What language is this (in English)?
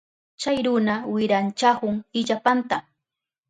Southern Pastaza Quechua